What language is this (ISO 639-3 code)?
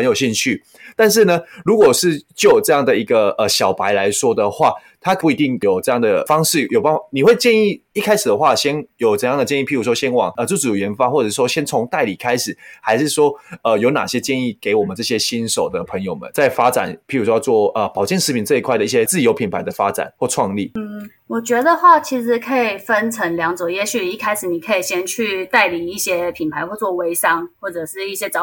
zho